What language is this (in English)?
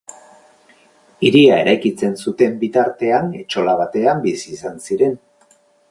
Basque